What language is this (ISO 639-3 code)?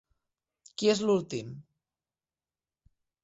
cat